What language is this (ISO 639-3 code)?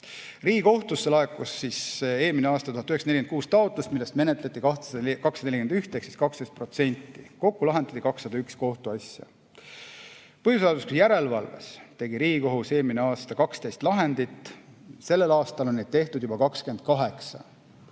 est